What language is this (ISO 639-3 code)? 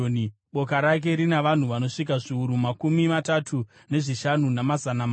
sna